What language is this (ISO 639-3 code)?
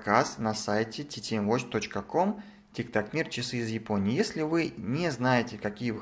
rus